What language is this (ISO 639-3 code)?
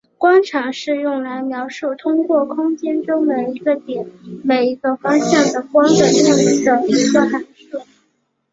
zho